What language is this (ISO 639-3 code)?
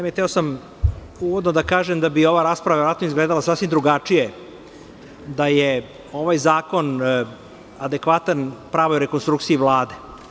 srp